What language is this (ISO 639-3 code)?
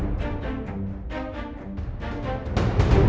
ind